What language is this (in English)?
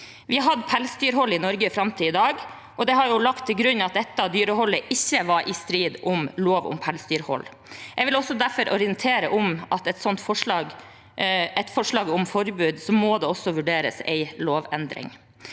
Norwegian